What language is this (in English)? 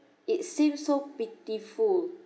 English